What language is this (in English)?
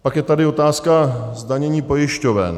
Czech